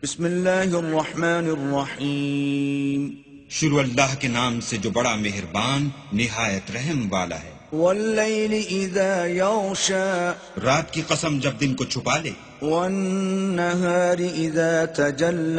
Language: Arabic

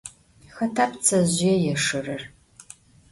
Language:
Adyghe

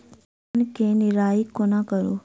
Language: Maithili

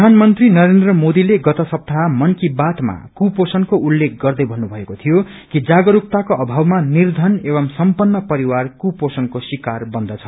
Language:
Nepali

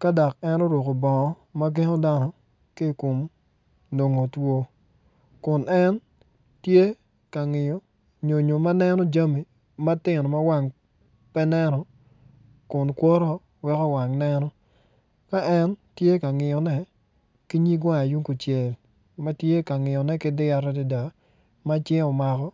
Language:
Acoli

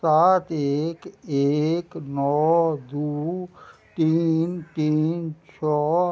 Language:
Maithili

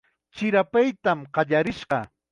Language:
Chiquián Ancash Quechua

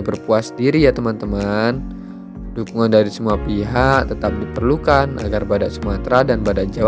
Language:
Indonesian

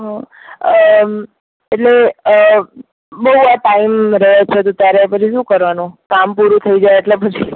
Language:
Gujarati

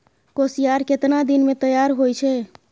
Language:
Maithili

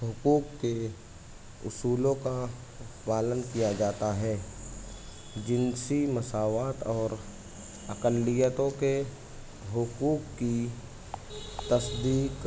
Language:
Urdu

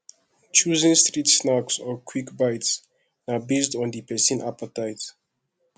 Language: Nigerian Pidgin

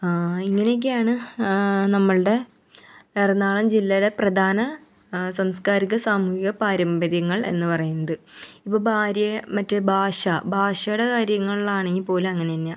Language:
Malayalam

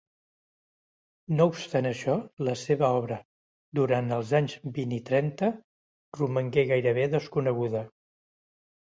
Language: Catalan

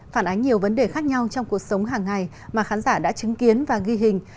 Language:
Vietnamese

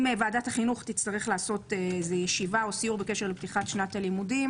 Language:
Hebrew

